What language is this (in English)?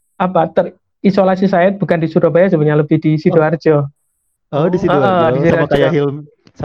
Indonesian